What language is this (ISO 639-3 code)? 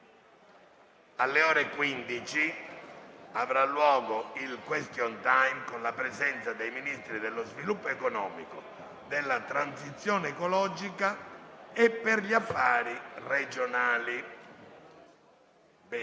ita